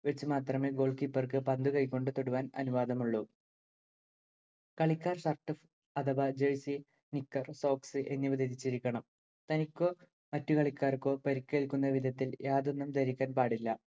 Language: Malayalam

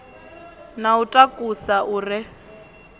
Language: Venda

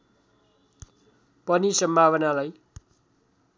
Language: Nepali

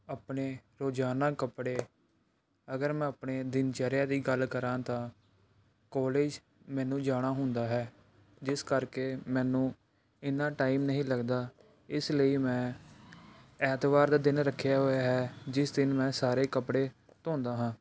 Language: Punjabi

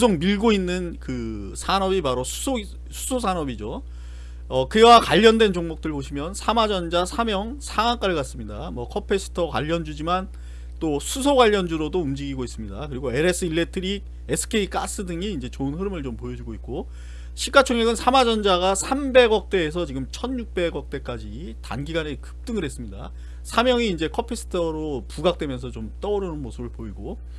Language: Korean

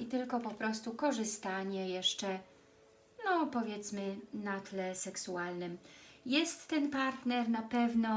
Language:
Polish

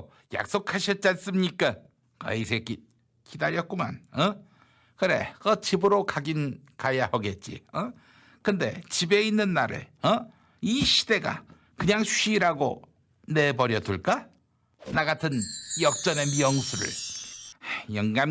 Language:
Korean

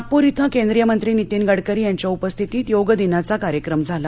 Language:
Marathi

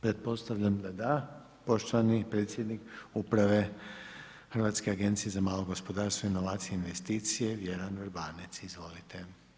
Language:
Croatian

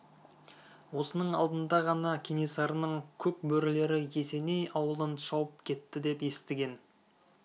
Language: Kazakh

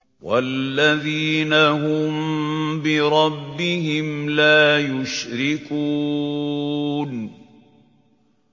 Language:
Arabic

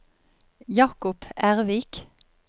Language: Norwegian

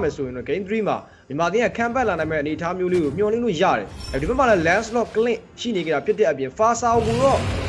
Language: Thai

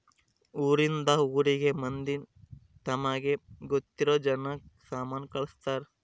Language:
Kannada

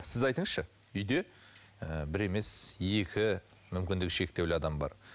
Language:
Kazakh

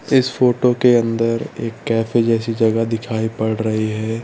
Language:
Hindi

